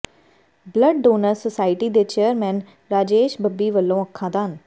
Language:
Punjabi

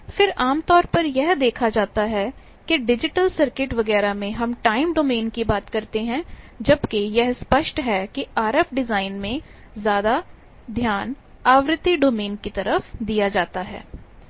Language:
Hindi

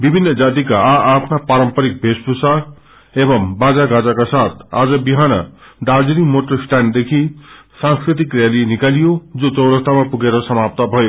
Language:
Nepali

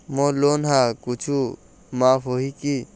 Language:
Chhattisgarhi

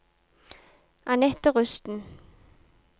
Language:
Norwegian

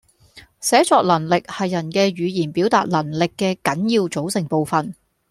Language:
Cantonese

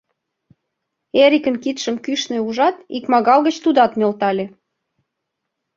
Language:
Mari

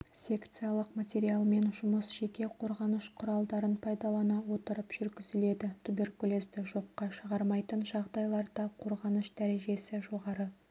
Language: Kazakh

